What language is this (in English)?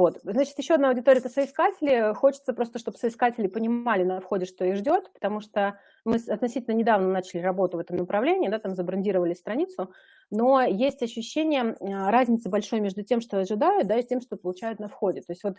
Russian